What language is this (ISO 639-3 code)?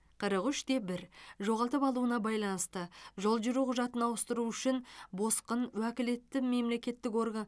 kaz